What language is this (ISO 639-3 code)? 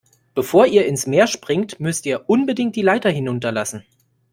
deu